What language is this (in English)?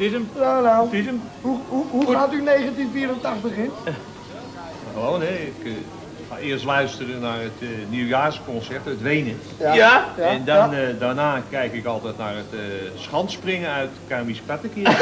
Dutch